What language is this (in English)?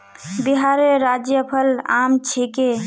Magahi